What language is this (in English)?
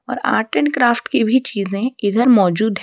Hindi